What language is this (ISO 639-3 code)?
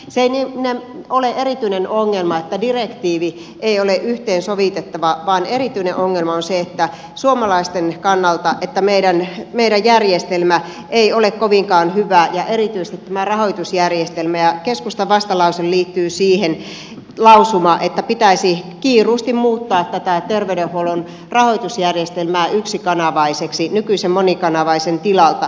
fin